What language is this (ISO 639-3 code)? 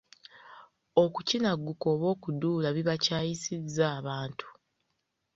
lug